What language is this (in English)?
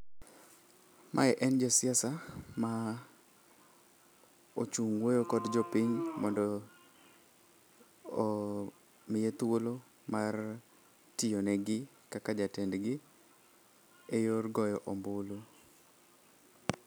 Luo (Kenya and Tanzania)